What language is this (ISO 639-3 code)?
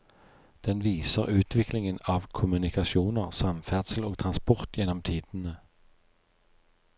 nor